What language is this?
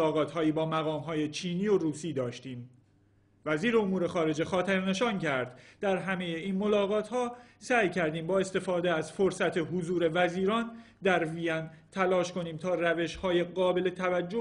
Persian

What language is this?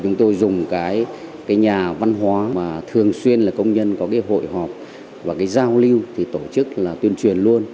Vietnamese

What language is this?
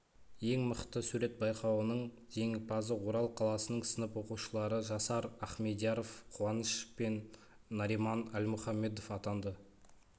Kazakh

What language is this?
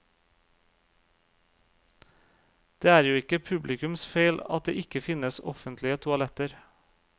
Norwegian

